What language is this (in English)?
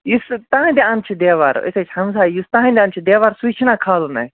Kashmiri